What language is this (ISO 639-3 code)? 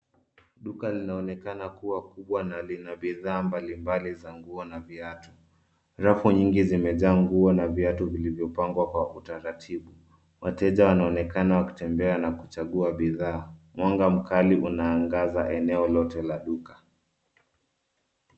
swa